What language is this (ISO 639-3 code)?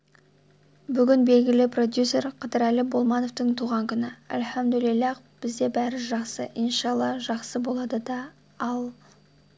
kaz